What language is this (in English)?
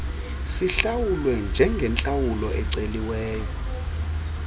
Xhosa